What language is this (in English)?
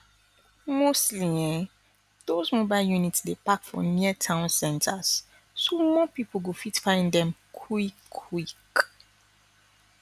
Nigerian Pidgin